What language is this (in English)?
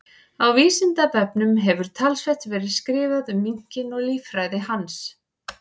Icelandic